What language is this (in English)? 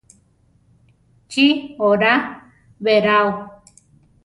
Central Tarahumara